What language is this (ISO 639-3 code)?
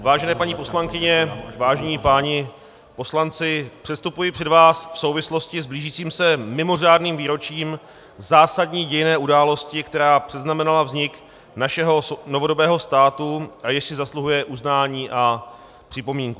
ces